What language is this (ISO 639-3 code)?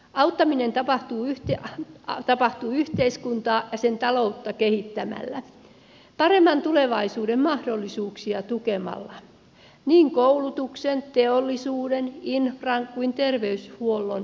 fin